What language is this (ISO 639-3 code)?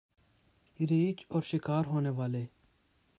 urd